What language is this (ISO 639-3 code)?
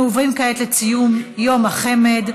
heb